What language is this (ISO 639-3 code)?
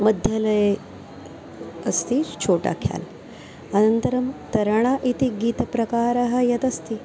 san